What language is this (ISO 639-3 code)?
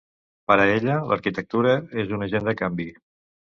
cat